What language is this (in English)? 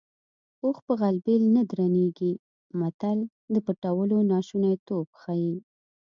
Pashto